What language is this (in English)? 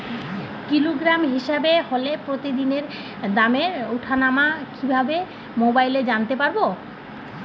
Bangla